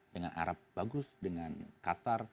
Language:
Indonesian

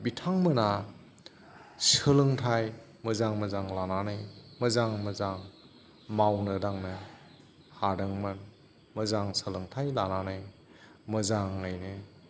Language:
Bodo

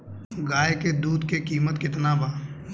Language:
Bhojpuri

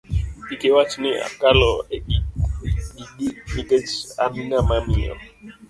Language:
Luo (Kenya and Tanzania)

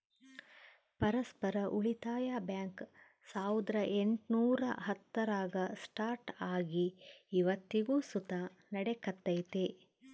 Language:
Kannada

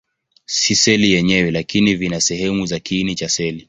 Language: Swahili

